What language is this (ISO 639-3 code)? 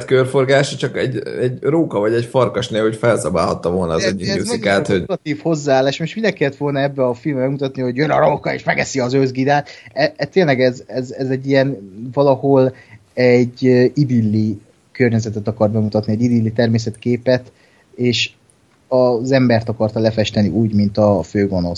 hun